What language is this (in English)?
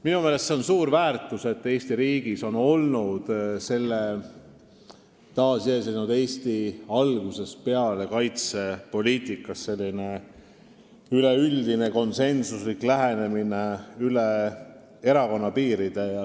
Estonian